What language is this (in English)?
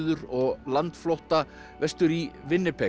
Icelandic